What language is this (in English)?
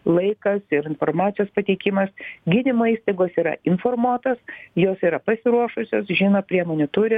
Lithuanian